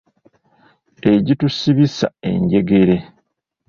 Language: Ganda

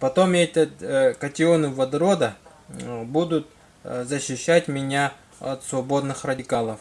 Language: Russian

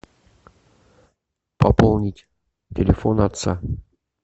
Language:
Russian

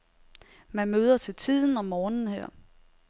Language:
Danish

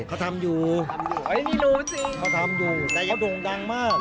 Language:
Thai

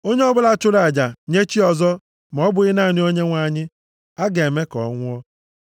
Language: Igbo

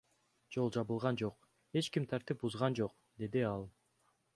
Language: Kyrgyz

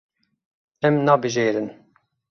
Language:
Kurdish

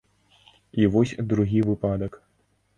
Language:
Belarusian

